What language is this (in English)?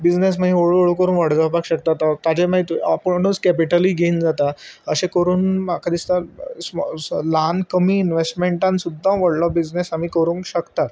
Konkani